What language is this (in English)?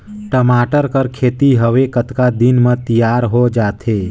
Chhattisgarhi